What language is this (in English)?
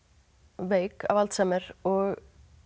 Icelandic